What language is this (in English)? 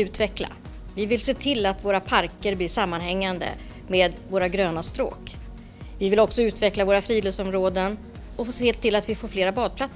Swedish